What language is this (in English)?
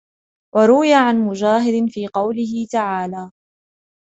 Arabic